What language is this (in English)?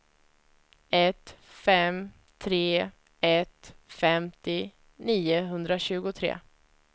Swedish